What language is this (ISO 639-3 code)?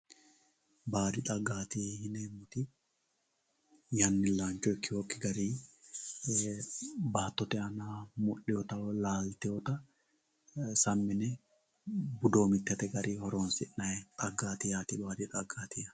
sid